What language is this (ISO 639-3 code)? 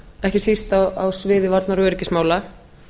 isl